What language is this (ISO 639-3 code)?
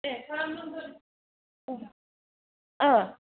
brx